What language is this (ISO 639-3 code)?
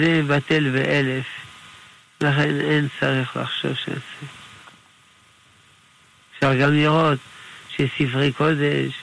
heb